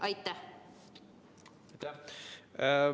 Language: Estonian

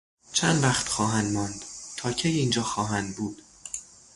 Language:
Persian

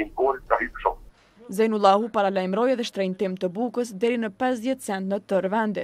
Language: Romanian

